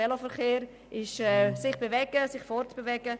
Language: Swiss German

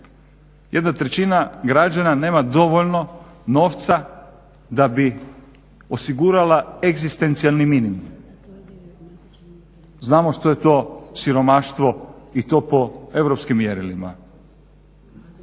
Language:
Croatian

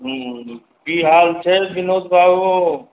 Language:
Maithili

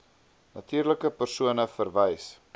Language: Afrikaans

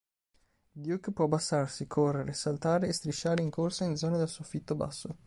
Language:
Italian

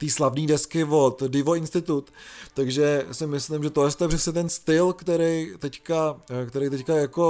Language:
Czech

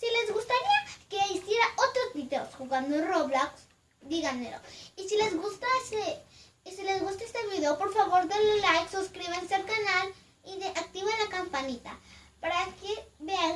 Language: Spanish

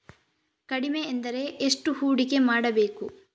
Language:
Kannada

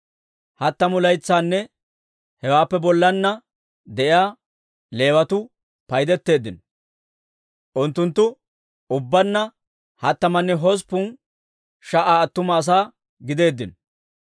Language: Dawro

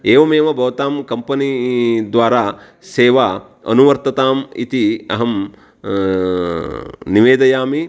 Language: Sanskrit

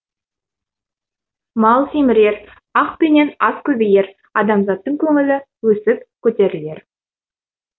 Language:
Kazakh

